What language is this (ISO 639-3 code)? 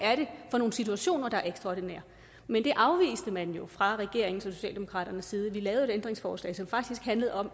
dan